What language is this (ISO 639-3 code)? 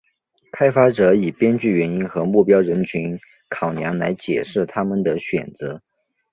zho